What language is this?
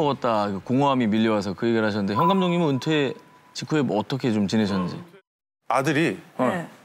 Korean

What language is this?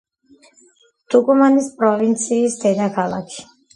Georgian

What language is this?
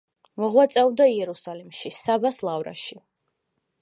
Georgian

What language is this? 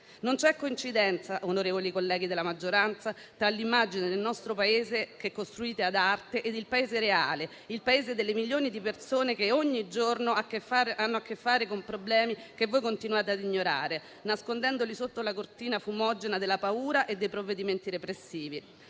Italian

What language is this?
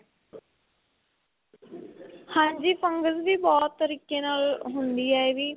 Punjabi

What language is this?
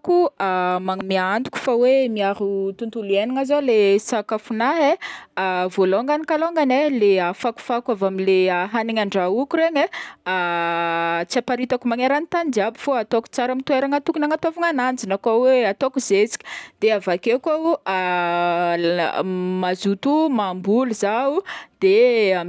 Northern Betsimisaraka Malagasy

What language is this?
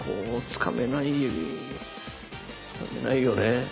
Japanese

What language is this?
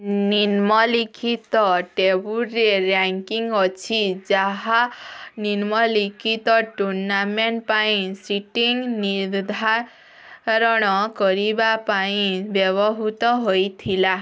Odia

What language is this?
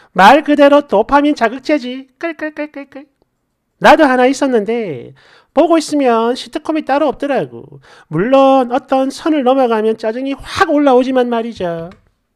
Korean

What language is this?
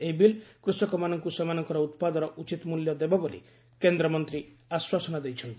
Odia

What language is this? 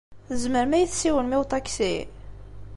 Kabyle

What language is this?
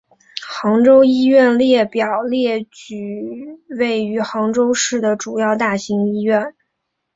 Chinese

